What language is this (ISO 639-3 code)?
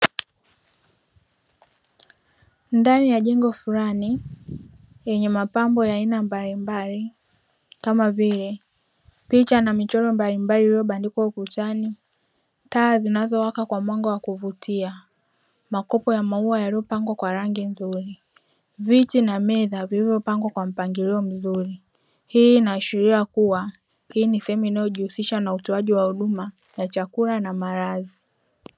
swa